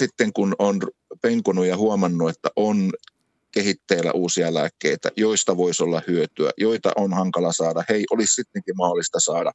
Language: Finnish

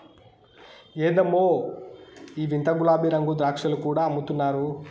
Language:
Telugu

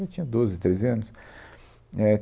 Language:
Portuguese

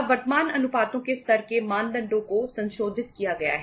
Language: Hindi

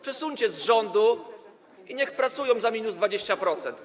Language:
Polish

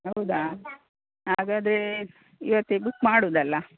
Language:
Kannada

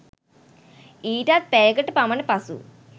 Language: Sinhala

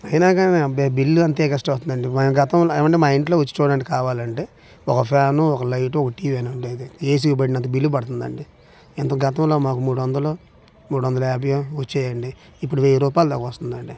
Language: Telugu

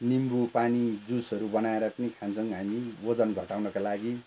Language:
Nepali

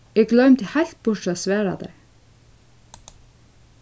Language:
Faroese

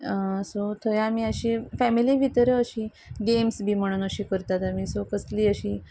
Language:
Konkani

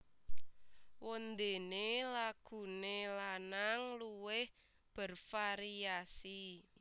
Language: Javanese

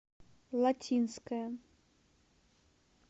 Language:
Russian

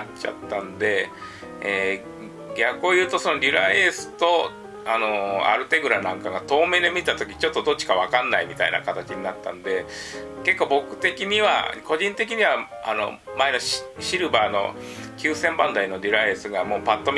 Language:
Japanese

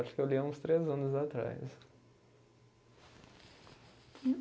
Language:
Portuguese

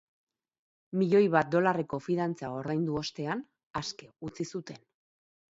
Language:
Basque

